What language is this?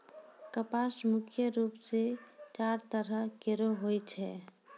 Maithili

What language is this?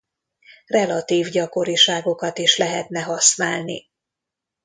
Hungarian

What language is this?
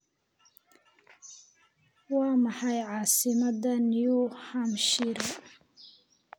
Somali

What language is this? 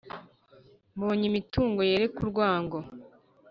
Kinyarwanda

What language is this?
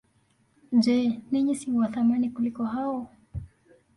Swahili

